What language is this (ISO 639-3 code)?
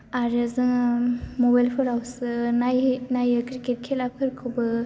brx